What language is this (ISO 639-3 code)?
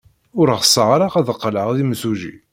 kab